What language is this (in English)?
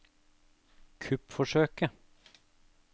Norwegian